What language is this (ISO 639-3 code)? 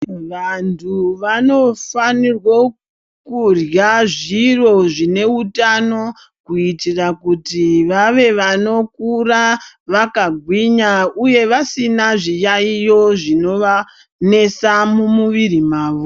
ndc